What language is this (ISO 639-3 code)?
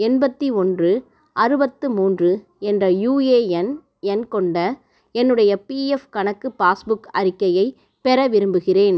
tam